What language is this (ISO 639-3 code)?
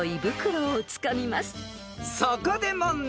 jpn